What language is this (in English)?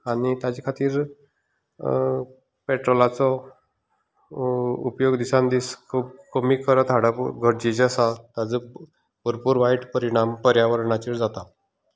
Konkani